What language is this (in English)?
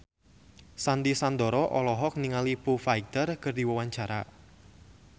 Sundanese